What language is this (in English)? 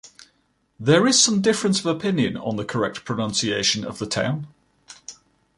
English